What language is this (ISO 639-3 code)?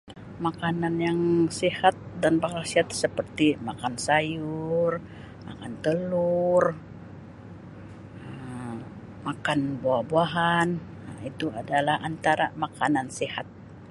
msi